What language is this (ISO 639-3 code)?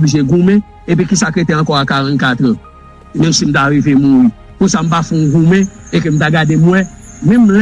fra